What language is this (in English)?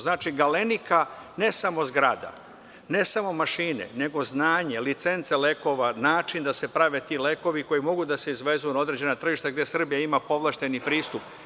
Serbian